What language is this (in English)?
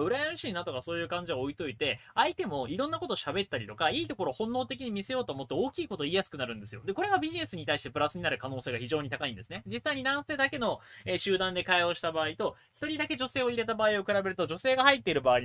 Japanese